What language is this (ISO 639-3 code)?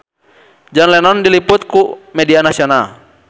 sun